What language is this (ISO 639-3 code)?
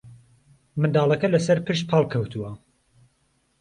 ckb